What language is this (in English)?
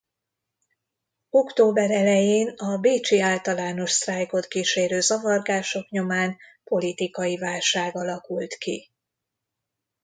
Hungarian